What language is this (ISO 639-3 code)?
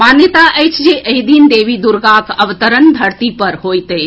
mai